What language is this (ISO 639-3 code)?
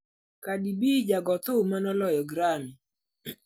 luo